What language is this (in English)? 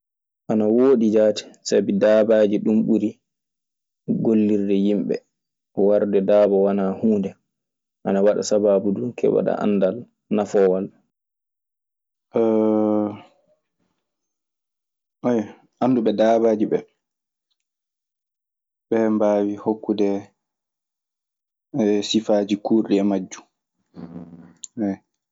Maasina Fulfulde